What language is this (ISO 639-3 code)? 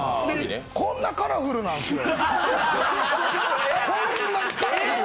jpn